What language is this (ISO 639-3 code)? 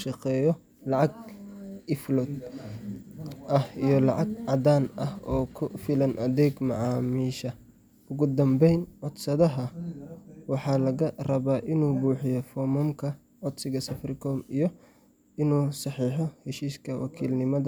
som